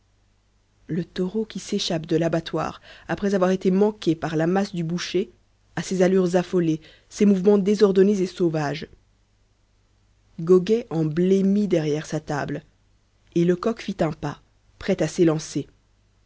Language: French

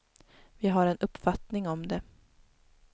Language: Swedish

